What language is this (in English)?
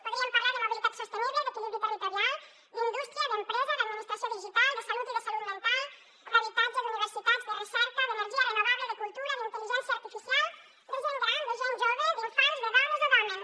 Catalan